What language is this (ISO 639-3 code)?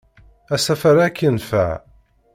kab